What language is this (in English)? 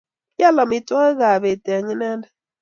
Kalenjin